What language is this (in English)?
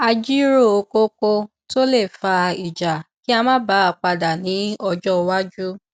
Yoruba